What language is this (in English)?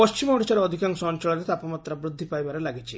Odia